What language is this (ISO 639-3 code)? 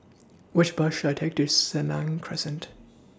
eng